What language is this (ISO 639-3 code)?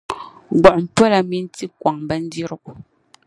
dag